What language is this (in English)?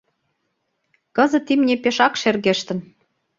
Mari